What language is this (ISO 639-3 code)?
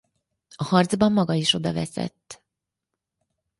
hun